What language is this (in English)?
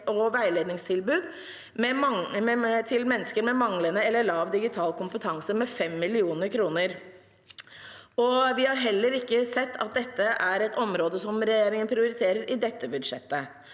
Norwegian